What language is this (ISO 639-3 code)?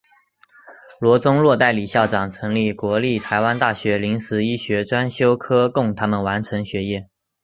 zho